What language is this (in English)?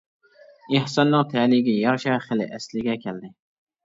Uyghur